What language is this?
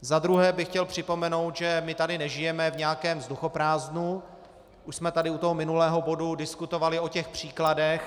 Czech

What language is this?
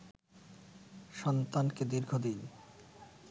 Bangla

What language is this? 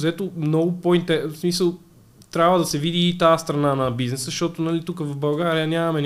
Bulgarian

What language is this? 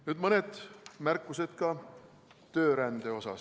Estonian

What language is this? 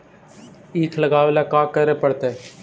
Magahi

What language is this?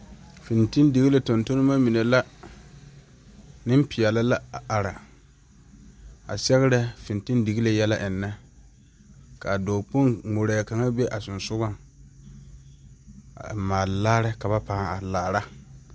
Southern Dagaare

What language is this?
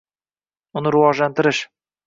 Uzbek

